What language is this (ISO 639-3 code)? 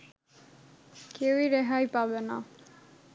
ben